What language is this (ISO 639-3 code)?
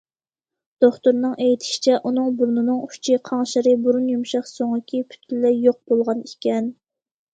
uig